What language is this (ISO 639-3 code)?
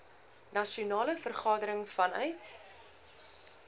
afr